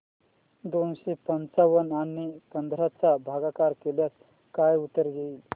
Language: Marathi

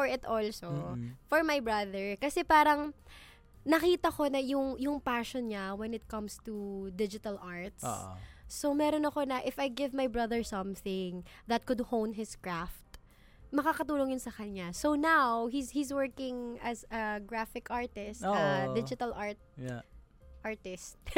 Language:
Filipino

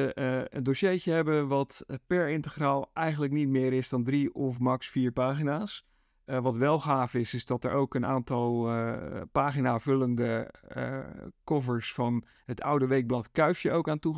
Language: Dutch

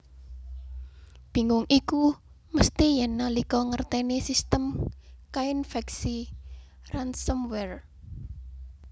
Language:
Javanese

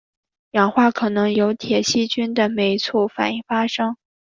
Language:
Chinese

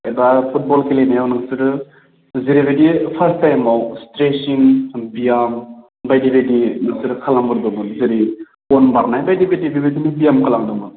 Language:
Bodo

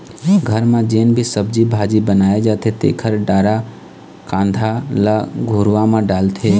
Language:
Chhattisgarhi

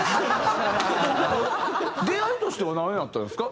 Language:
Japanese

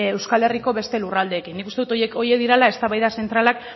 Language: Basque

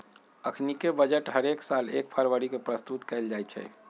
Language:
Magahi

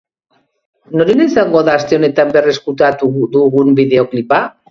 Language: Basque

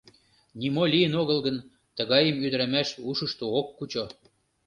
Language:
Mari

